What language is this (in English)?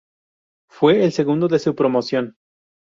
Spanish